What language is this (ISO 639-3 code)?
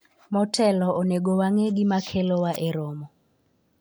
luo